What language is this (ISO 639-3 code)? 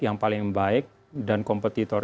ind